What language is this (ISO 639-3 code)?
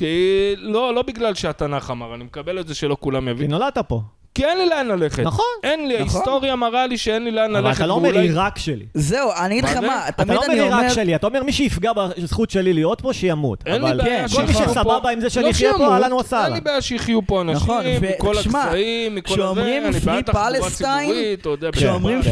heb